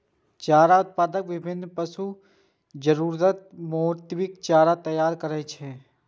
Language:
Maithili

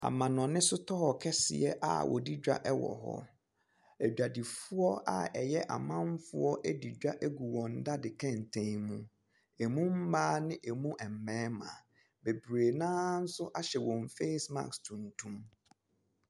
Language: Akan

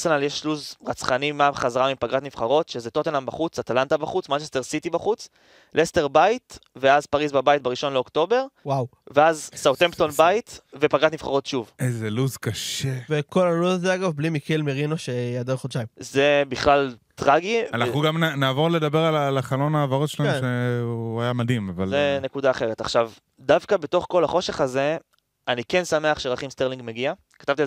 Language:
Hebrew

